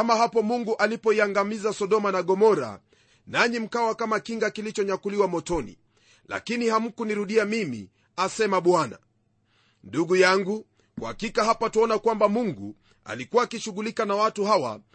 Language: Swahili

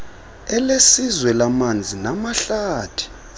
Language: Xhosa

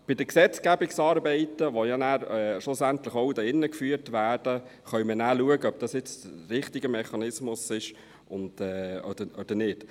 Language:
Swiss German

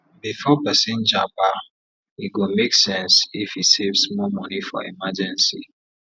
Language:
Nigerian Pidgin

